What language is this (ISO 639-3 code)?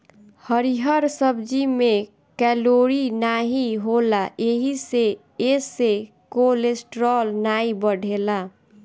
bho